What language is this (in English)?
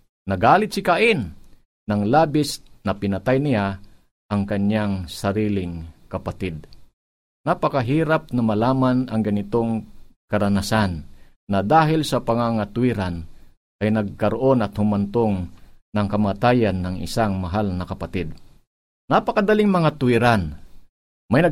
Filipino